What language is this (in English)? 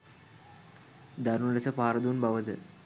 Sinhala